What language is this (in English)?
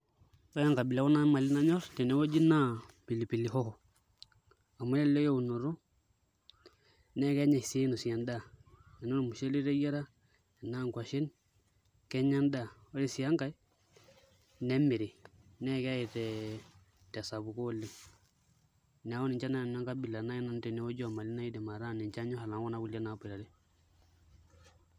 Masai